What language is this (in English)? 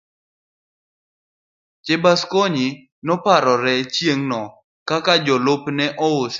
Luo (Kenya and Tanzania)